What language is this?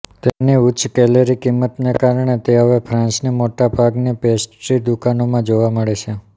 Gujarati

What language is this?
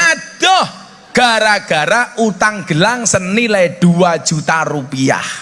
Indonesian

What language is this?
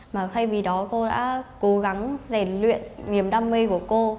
Vietnamese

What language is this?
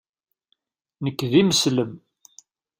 Kabyle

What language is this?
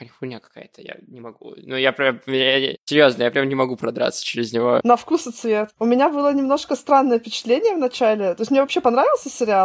Russian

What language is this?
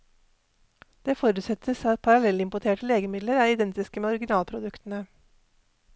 Norwegian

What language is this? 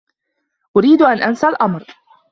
Arabic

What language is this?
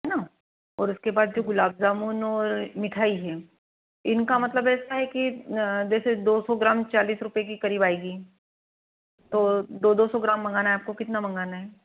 Hindi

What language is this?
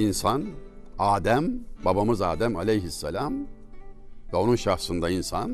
Turkish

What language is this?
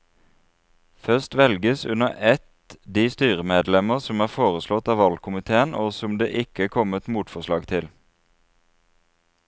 Norwegian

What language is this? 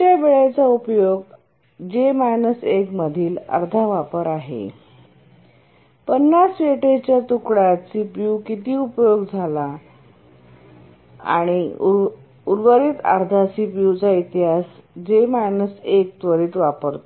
Marathi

